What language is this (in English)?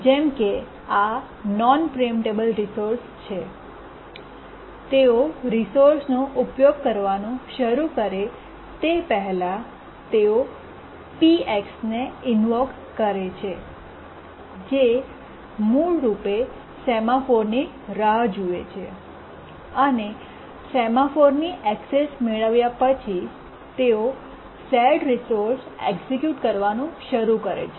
Gujarati